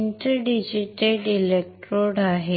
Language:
Marathi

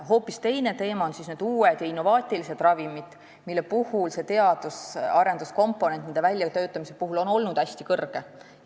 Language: Estonian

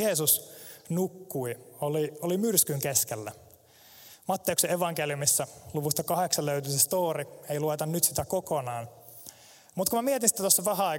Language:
Finnish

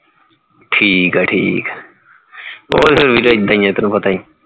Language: Punjabi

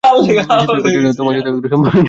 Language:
Bangla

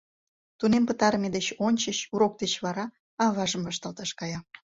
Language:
Mari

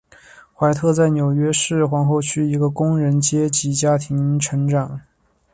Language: Chinese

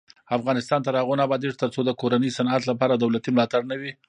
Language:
Pashto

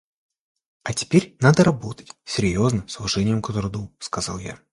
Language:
Russian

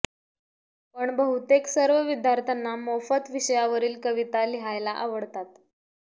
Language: Marathi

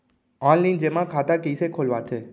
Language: Chhattisgarhi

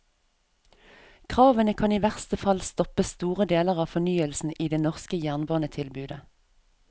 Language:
Norwegian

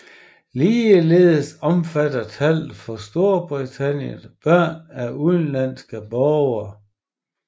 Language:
Danish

